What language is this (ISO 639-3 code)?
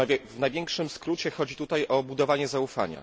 pol